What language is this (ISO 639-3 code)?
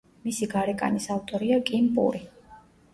kat